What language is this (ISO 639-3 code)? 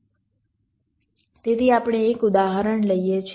guj